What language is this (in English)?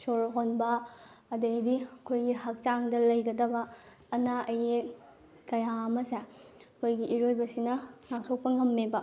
Manipuri